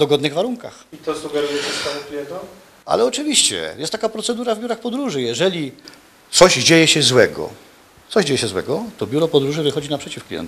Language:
Polish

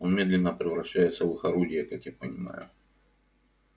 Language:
Russian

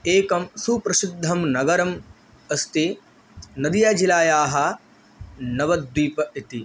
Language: Sanskrit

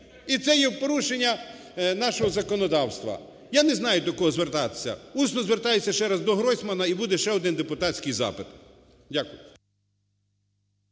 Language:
Ukrainian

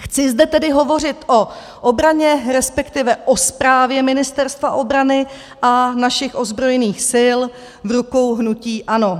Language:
Czech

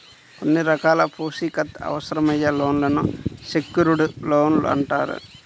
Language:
Telugu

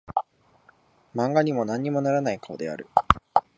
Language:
Japanese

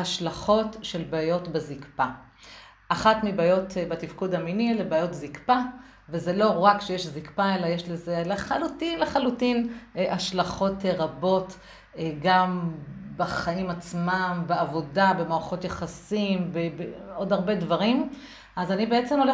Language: Hebrew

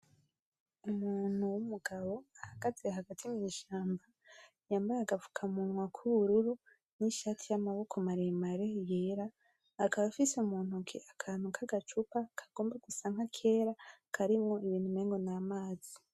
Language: Rundi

